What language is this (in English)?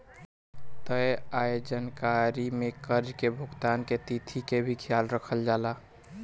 Bhojpuri